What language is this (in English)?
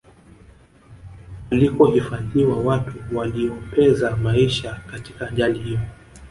Swahili